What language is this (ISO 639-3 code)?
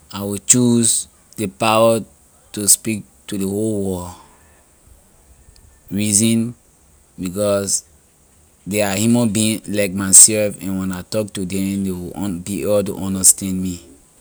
lir